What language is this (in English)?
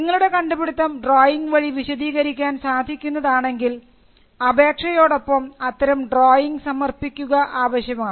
Malayalam